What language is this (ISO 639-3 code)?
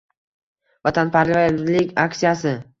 uzb